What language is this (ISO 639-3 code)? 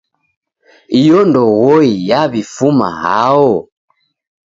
dav